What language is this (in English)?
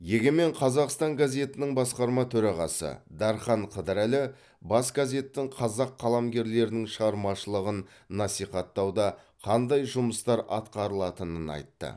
Kazakh